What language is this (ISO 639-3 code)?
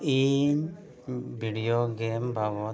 sat